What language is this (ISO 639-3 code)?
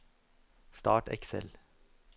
nor